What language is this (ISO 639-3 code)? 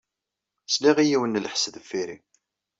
kab